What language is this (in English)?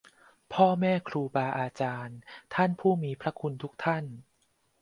Thai